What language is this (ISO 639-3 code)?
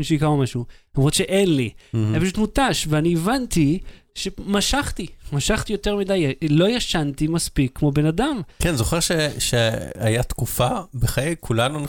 heb